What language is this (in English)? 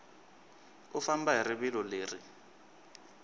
Tsonga